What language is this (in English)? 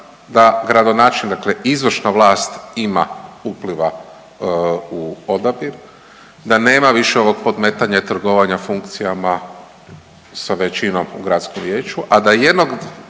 Croatian